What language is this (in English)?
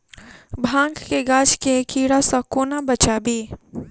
Maithili